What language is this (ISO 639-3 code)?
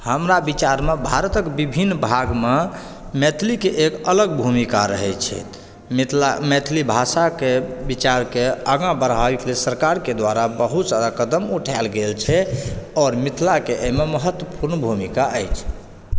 mai